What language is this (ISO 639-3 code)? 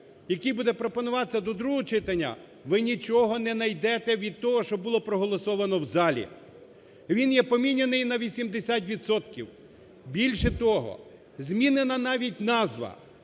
ukr